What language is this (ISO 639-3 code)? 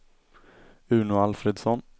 swe